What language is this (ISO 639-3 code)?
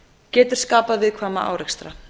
isl